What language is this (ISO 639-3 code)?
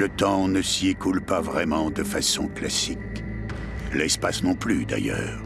fra